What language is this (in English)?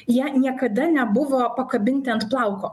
Lithuanian